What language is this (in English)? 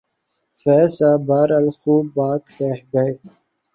Urdu